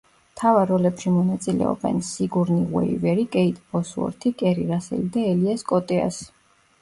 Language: Georgian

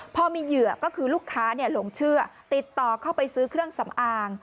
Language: Thai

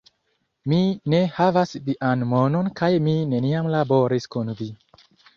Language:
Esperanto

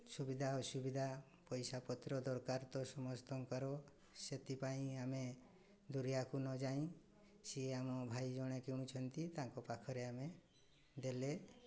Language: Odia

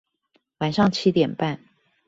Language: Chinese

